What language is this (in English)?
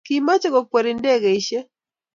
Kalenjin